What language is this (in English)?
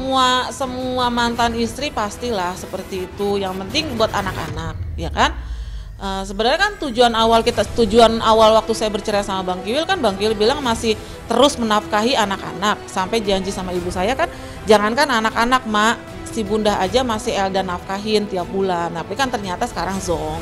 Indonesian